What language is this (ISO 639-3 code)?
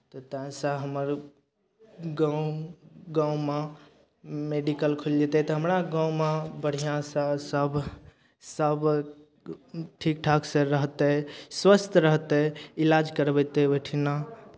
mai